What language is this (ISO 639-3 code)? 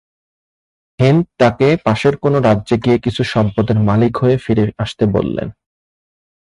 ben